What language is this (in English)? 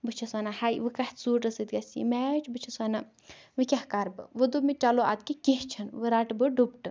Kashmiri